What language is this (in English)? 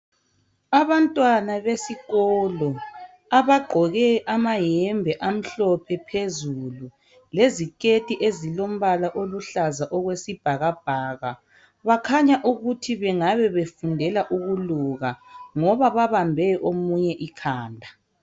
North Ndebele